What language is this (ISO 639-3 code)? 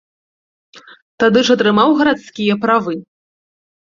bel